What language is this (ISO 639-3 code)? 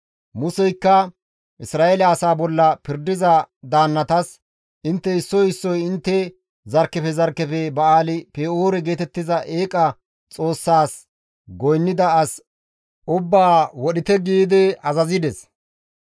gmv